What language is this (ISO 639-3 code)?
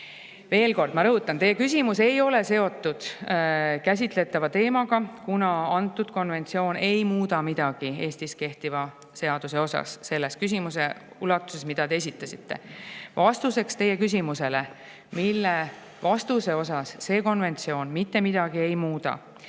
est